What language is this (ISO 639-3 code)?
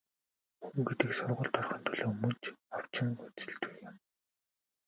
mon